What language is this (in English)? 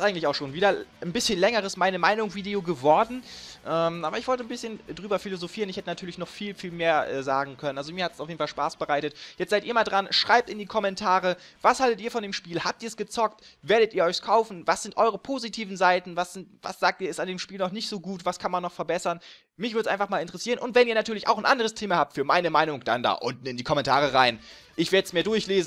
German